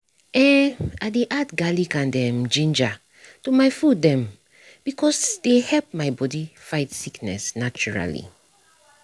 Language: Nigerian Pidgin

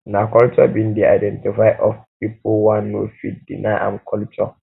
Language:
Nigerian Pidgin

